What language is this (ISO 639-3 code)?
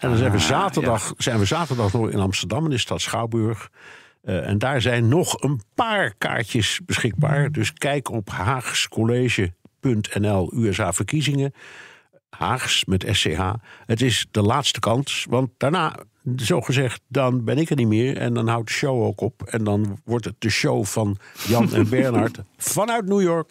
nld